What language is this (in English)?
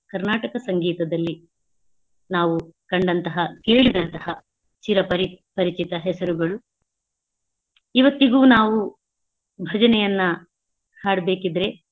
Kannada